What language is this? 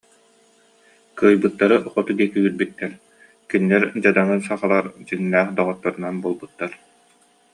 Yakut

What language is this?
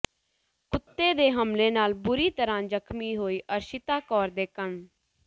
Punjabi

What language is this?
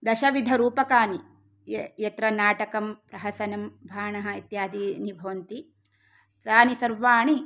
Sanskrit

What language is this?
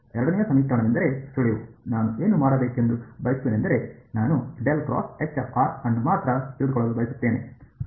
Kannada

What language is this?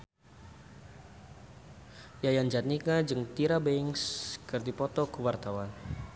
Sundanese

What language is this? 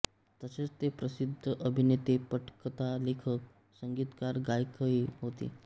Marathi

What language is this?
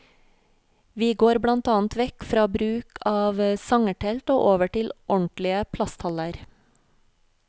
Norwegian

